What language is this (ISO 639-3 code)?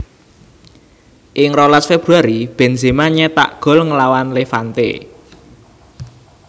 jav